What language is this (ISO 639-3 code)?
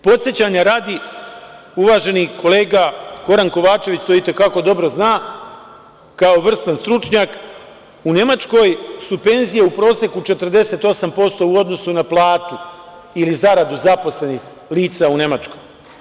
srp